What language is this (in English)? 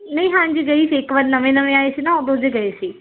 Punjabi